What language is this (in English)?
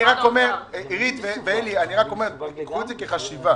Hebrew